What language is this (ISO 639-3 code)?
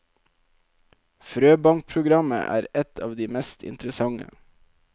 nor